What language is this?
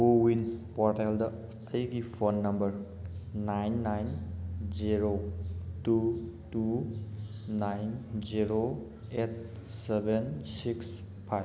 Manipuri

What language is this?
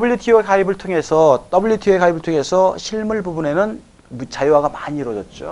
Korean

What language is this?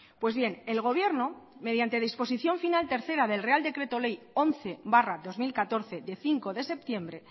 Spanish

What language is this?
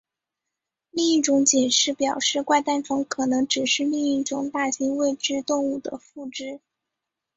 Chinese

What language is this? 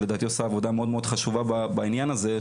Hebrew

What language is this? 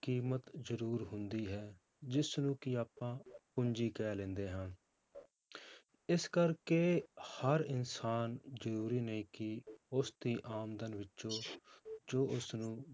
Punjabi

